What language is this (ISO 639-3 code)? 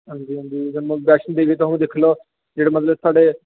doi